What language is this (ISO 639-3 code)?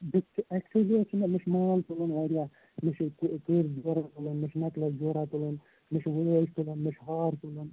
kas